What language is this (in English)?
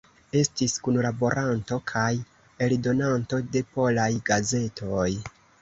Esperanto